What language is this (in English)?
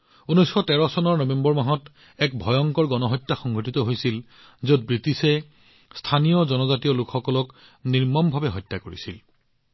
Assamese